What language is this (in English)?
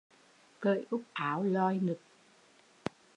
Vietnamese